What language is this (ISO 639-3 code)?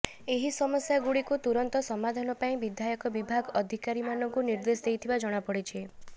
ori